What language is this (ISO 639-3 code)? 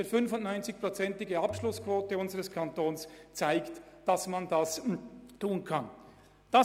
gsw